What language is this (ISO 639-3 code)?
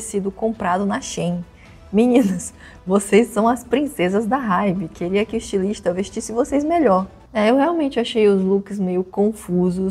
por